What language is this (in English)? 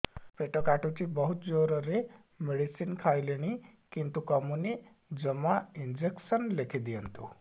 Odia